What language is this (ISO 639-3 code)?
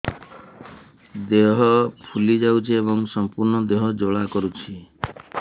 ori